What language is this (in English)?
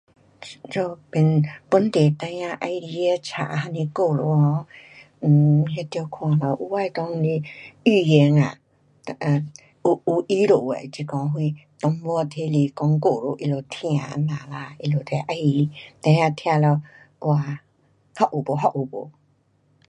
Pu-Xian Chinese